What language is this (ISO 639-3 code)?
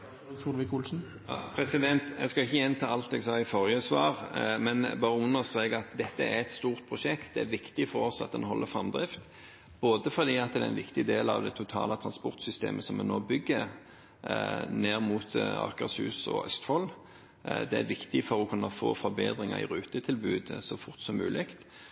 nor